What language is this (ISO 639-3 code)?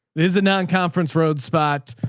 eng